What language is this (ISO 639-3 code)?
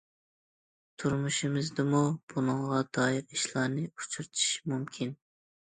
uig